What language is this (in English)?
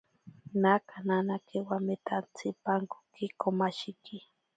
Ashéninka Perené